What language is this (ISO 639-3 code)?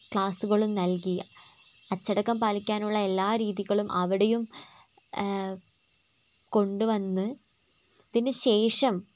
mal